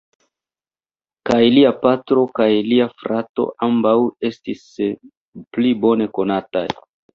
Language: Esperanto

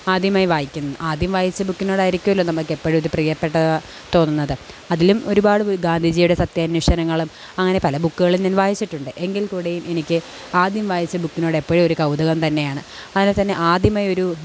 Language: Malayalam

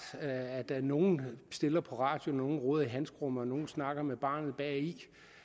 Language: Danish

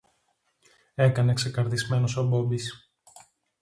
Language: Greek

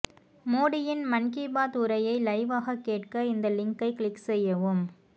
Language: Tamil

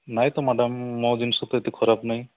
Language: Odia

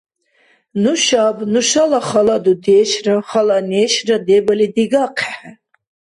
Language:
Dargwa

